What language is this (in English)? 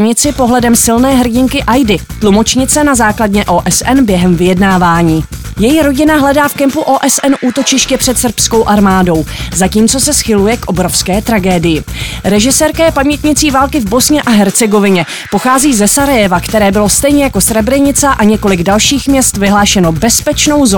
Czech